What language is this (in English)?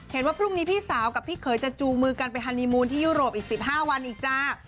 Thai